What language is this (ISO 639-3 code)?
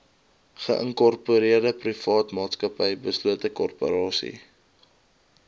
afr